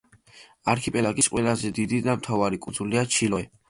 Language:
Georgian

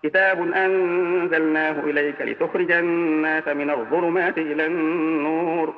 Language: Arabic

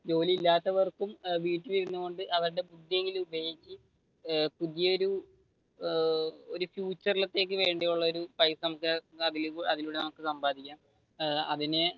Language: Malayalam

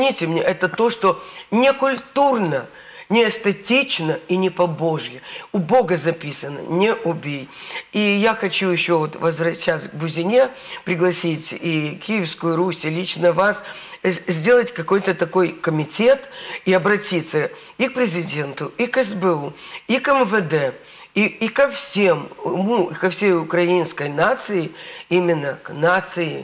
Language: Russian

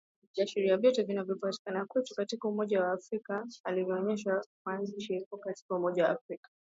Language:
Swahili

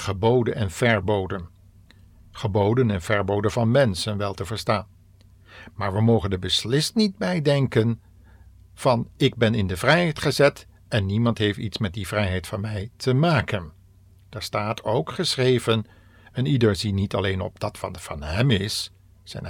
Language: Dutch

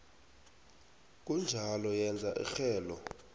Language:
South Ndebele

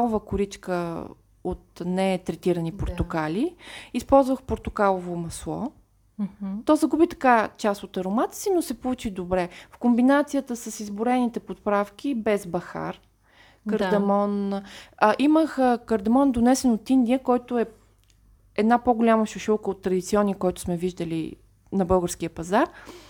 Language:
Bulgarian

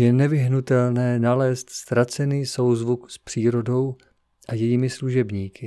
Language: Czech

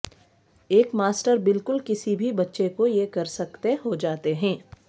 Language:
Urdu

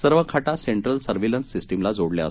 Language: Marathi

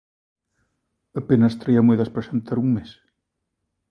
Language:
Galician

